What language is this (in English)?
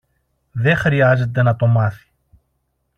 Greek